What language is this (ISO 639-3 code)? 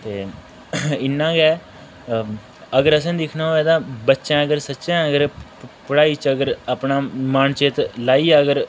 doi